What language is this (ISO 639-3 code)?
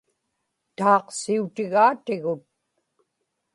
ipk